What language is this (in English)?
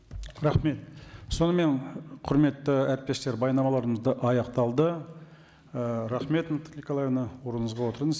Kazakh